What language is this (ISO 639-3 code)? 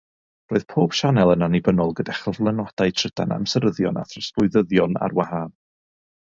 cym